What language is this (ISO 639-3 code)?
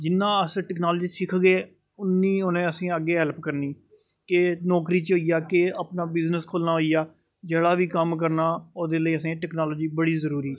doi